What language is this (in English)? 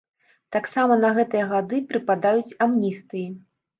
Belarusian